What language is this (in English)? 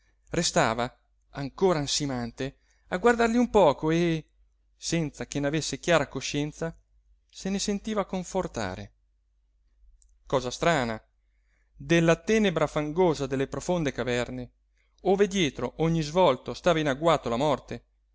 Italian